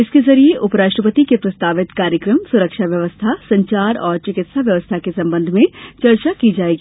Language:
Hindi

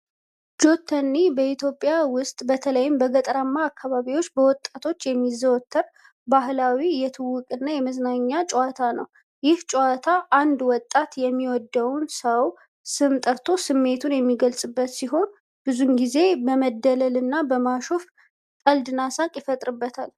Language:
Amharic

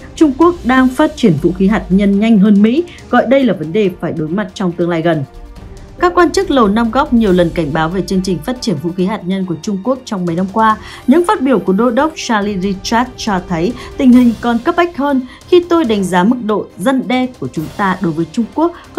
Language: Vietnamese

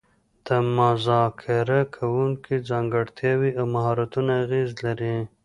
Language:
Pashto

